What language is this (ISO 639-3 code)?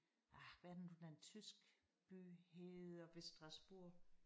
dan